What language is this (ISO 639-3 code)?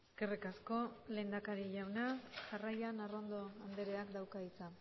eus